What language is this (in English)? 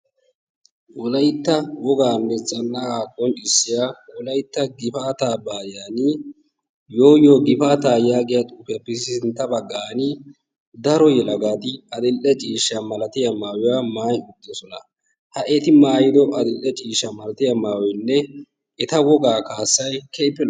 Wolaytta